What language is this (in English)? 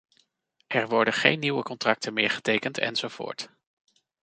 Dutch